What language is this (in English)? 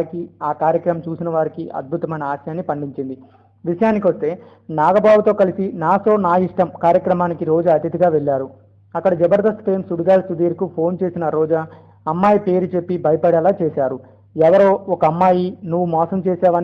Telugu